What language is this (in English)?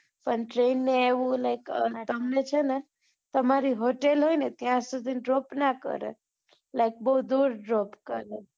Gujarati